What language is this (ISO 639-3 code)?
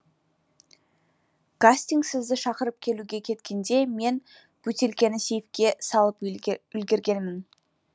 kaz